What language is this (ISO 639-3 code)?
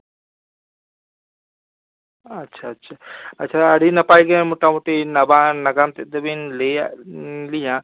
sat